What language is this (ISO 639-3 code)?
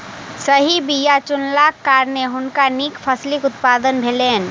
mai